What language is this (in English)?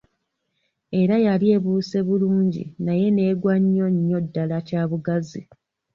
Ganda